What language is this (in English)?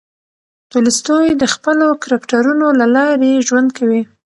Pashto